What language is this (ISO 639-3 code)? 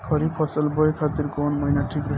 bho